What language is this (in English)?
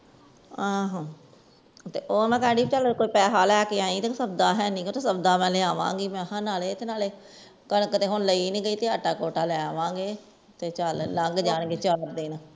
Punjabi